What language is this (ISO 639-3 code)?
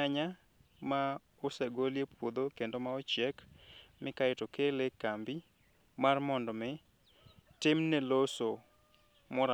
luo